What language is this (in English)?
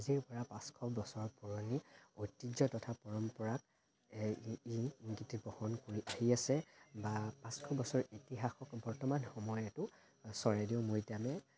Assamese